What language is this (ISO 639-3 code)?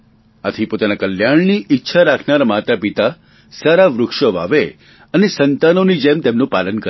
guj